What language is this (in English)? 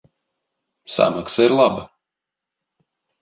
Latvian